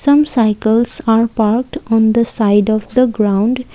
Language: English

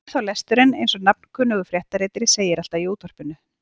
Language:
Icelandic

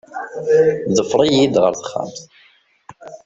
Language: Kabyle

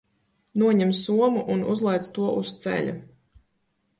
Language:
Latvian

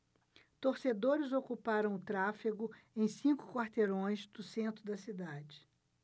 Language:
Portuguese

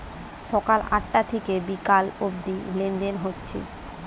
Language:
Bangla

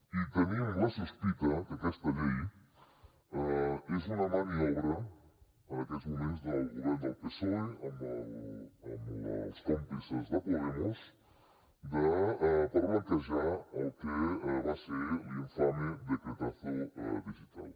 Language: Catalan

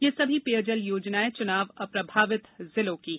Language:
Hindi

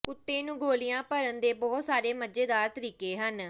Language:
Punjabi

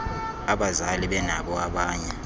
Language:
Xhosa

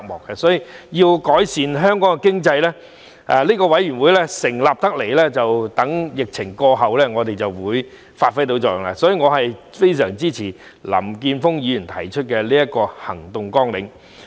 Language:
Cantonese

